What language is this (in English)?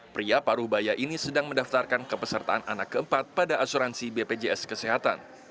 Indonesian